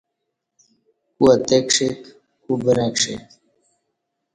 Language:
Kati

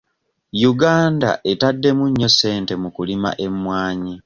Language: Ganda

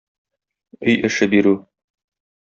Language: Tatar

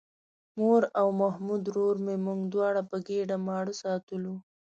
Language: Pashto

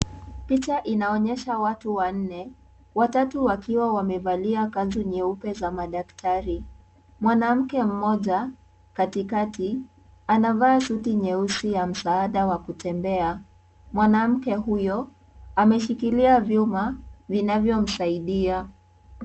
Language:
Swahili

